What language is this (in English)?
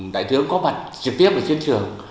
Vietnamese